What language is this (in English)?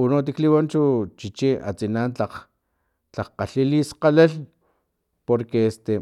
Filomena Mata-Coahuitlán Totonac